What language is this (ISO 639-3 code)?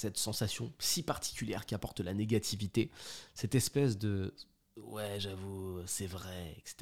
fra